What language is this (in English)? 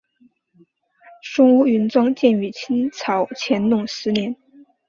Chinese